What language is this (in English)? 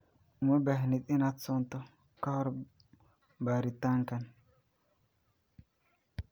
Somali